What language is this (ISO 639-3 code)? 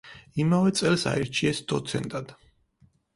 kat